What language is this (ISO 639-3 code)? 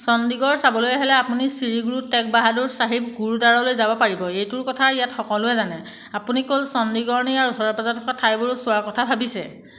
asm